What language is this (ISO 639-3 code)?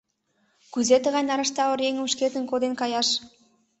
chm